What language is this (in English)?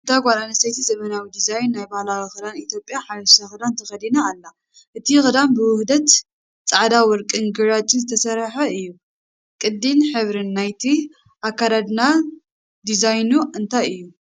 Tigrinya